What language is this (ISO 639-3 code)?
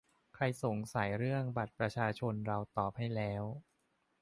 tha